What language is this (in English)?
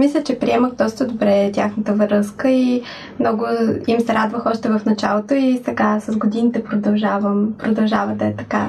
Bulgarian